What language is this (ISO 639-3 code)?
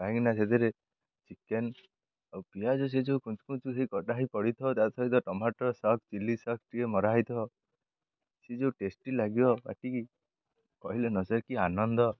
ori